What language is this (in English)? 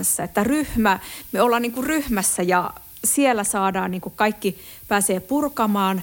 Finnish